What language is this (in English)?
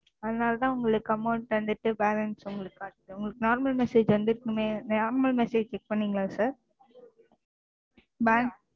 Tamil